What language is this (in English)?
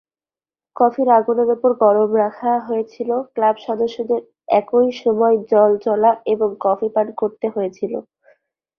Bangla